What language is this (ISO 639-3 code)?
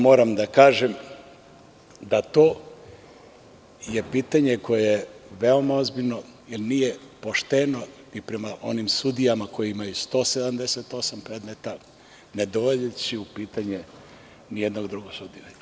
srp